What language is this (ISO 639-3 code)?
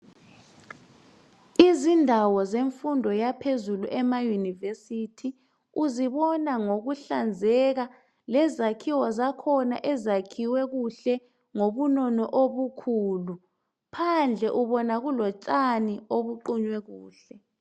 nde